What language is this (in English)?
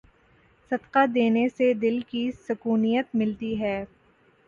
Urdu